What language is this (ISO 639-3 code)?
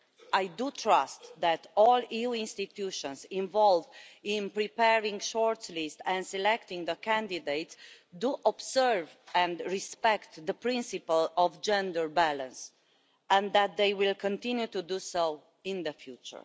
eng